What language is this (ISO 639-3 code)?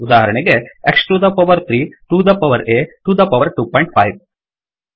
kan